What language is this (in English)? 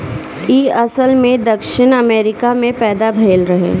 Bhojpuri